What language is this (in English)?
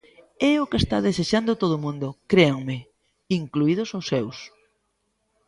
Galician